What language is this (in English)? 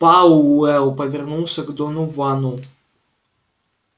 Russian